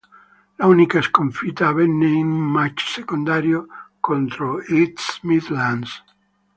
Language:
Italian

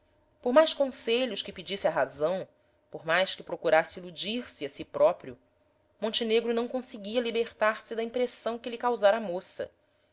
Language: Portuguese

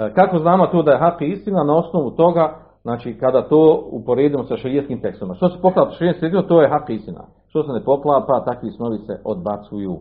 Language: Croatian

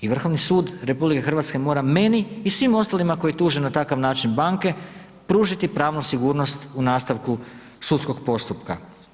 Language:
Croatian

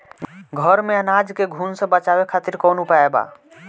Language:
Bhojpuri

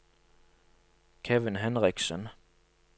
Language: Norwegian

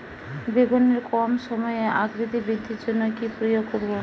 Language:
Bangla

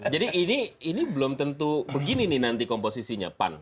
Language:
Indonesian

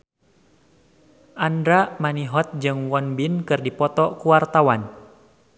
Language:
Sundanese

